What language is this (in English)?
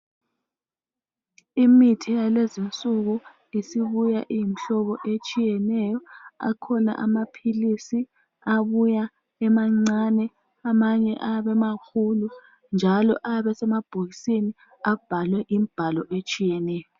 North Ndebele